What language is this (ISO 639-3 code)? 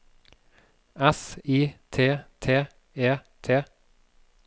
nor